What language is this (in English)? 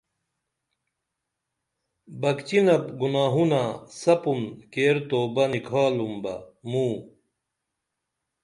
Dameli